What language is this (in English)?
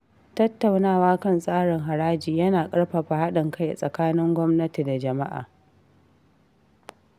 Hausa